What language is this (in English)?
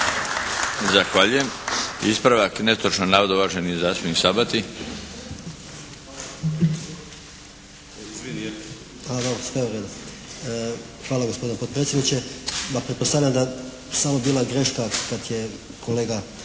Croatian